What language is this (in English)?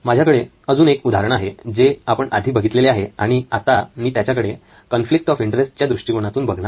Marathi